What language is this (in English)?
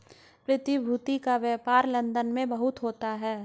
Hindi